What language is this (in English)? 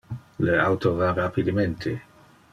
Interlingua